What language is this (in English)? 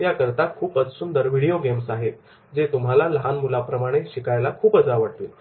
Marathi